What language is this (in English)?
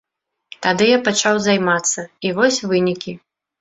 Belarusian